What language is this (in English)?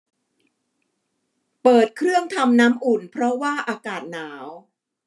Thai